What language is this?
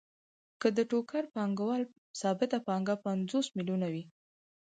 Pashto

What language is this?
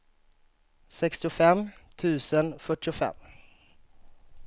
Swedish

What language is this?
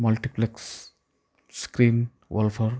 Odia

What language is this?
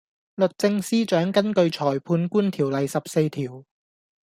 Cantonese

